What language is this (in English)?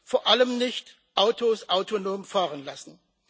German